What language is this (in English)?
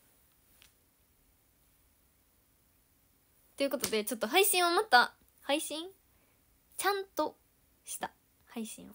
Japanese